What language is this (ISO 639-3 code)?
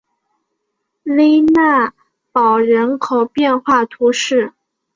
zho